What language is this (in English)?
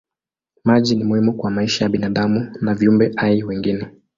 Swahili